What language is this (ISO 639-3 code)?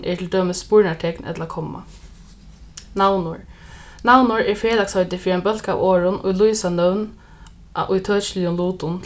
fao